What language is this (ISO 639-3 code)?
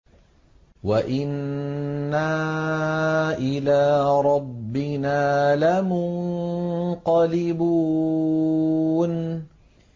ara